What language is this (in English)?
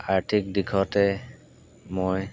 Assamese